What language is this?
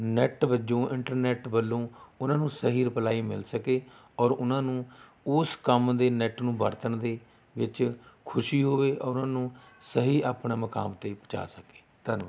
Punjabi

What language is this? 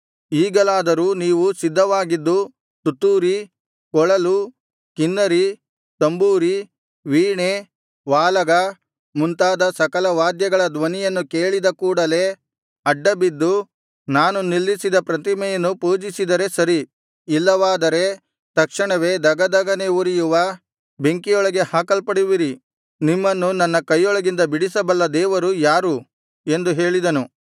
Kannada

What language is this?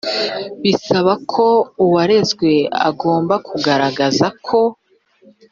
Kinyarwanda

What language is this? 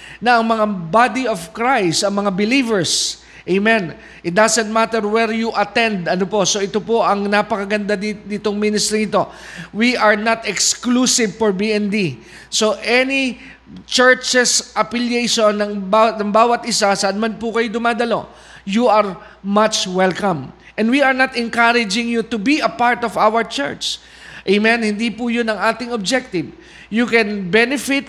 Filipino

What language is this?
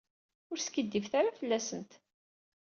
Kabyle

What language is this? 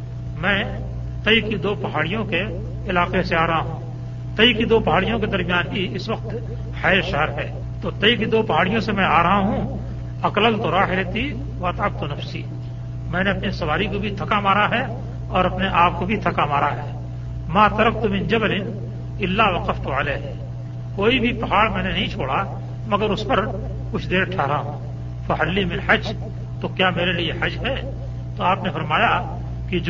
Urdu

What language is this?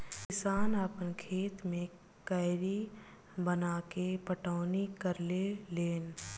Bhojpuri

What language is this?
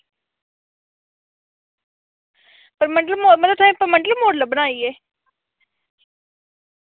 Dogri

